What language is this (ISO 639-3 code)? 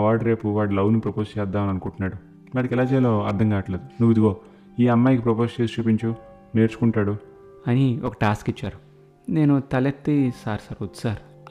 tel